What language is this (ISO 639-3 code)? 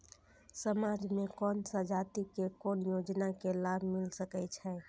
mai